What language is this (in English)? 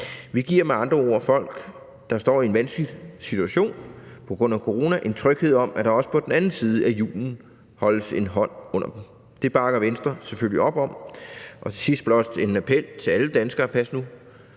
Danish